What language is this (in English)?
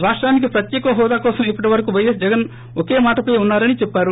Telugu